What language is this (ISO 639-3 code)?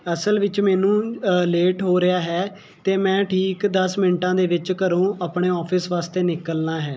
pan